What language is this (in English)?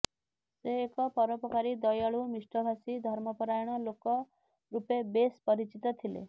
Odia